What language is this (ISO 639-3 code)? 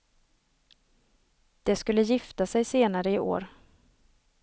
swe